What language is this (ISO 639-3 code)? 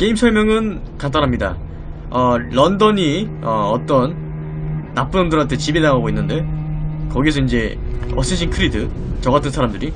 kor